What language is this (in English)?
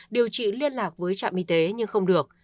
Vietnamese